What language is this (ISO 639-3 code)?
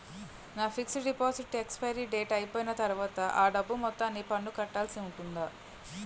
tel